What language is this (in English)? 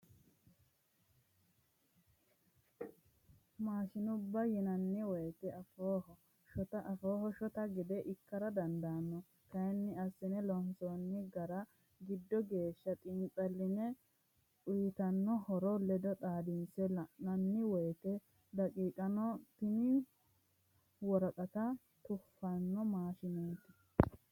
Sidamo